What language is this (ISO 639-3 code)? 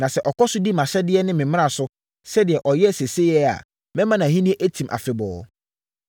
aka